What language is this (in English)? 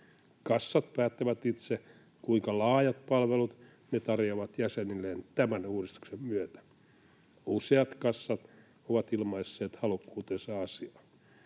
Finnish